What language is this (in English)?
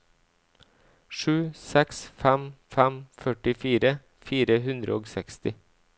Norwegian